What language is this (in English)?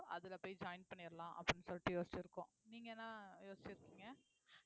Tamil